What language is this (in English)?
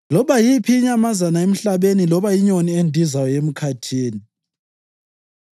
North Ndebele